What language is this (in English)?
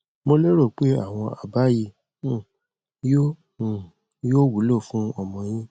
Yoruba